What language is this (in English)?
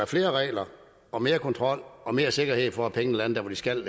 Danish